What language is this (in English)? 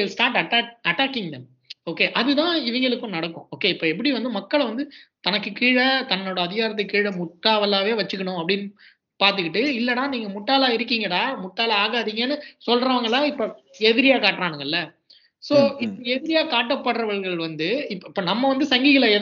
Tamil